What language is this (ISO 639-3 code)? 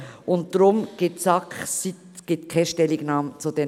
gsw